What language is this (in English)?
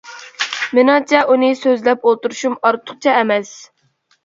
Uyghur